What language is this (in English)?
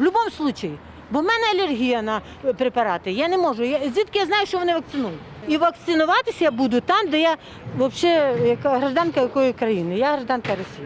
Ukrainian